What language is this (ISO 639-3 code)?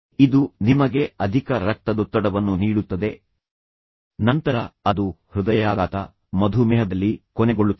kan